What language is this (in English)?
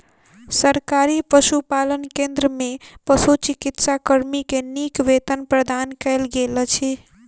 Maithili